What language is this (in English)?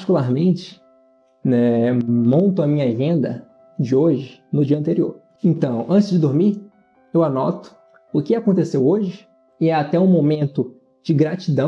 Portuguese